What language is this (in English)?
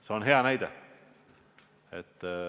Estonian